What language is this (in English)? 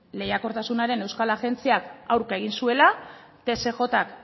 Basque